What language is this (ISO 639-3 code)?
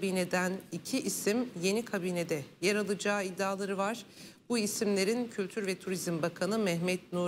tur